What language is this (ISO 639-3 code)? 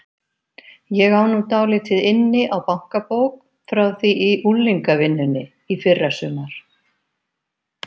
isl